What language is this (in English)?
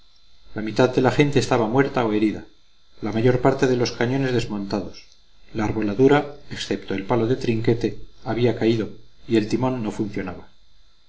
Spanish